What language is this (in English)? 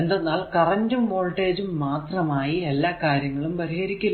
Malayalam